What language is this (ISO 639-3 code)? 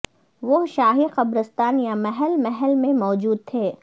urd